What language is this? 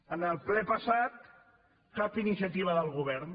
Catalan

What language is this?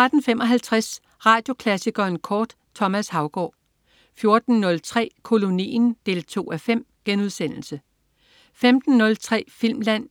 Danish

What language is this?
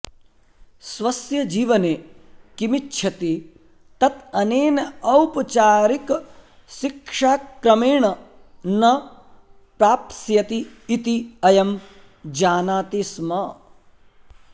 Sanskrit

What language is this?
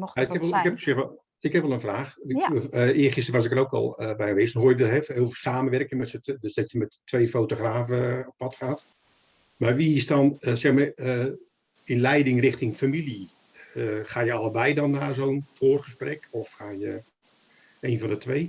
Dutch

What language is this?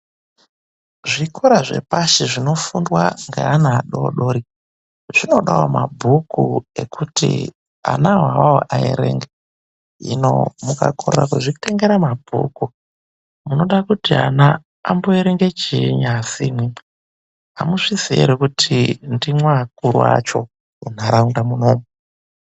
Ndau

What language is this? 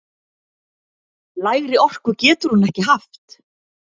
Icelandic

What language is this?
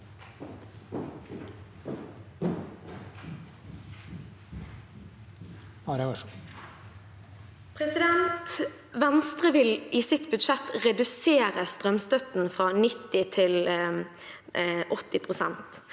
Norwegian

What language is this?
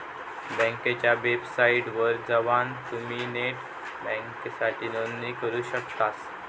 Marathi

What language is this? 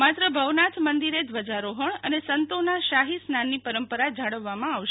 Gujarati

